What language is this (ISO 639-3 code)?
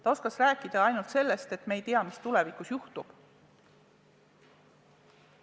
est